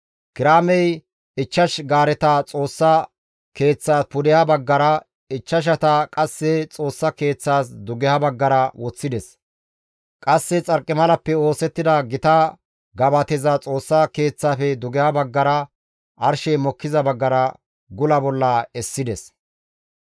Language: Gamo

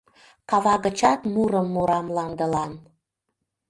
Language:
Mari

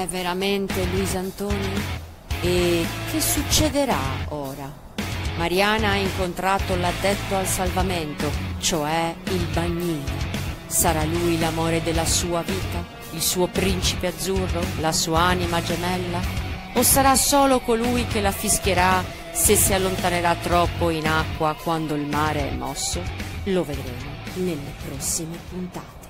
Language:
Italian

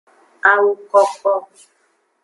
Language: Aja (Benin)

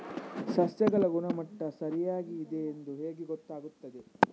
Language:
Kannada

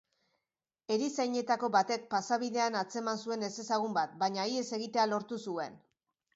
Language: Basque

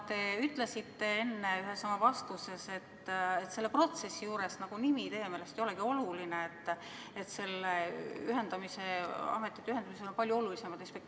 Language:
Estonian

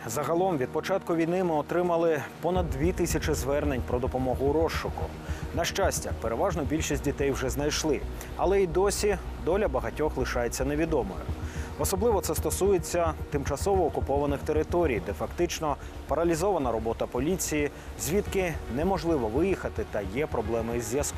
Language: Ukrainian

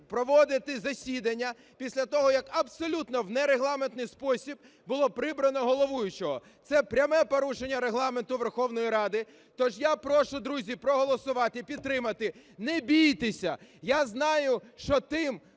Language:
Ukrainian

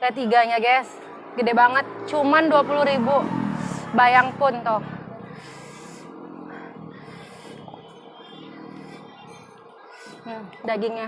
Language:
Indonesian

